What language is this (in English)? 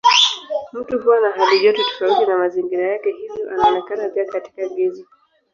Swahili